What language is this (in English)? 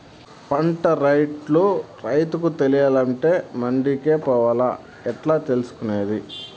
Telugu